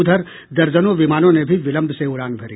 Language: Hindi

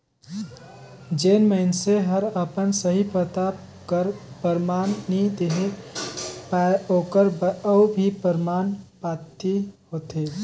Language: Chhattisgarhi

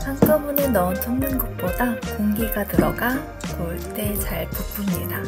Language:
Korean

